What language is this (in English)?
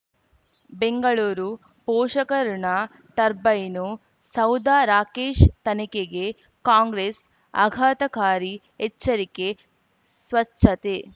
Kannada